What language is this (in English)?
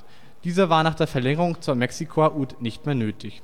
German